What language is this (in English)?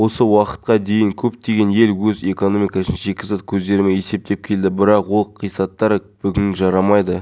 Kazakh